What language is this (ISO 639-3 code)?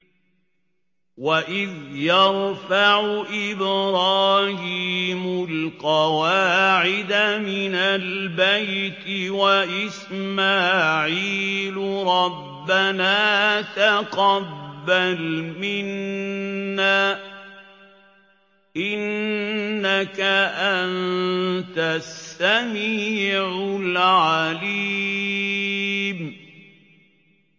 ara